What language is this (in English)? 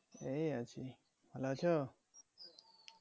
Bangla